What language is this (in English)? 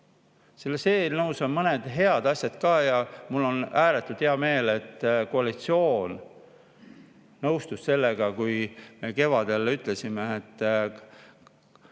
Estonian